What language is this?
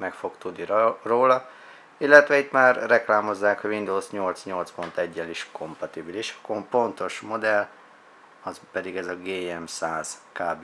Hungarian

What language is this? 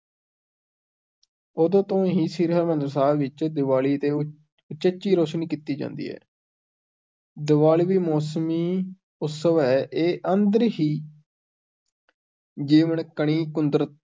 Punjabi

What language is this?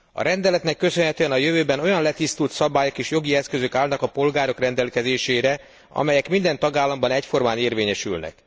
Hungarian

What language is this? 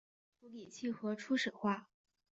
Chinese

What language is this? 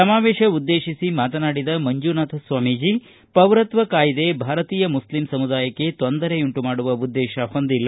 Kannada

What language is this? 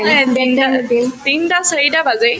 Assamese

